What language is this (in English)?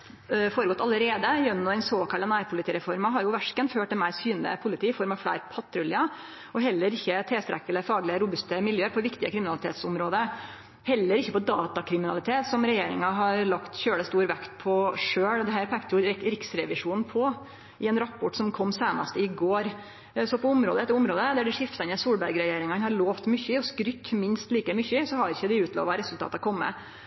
Norwegian Nynorsk